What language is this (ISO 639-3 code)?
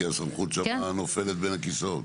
heb